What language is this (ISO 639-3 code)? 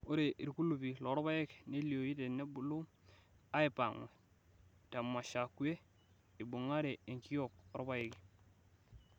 mas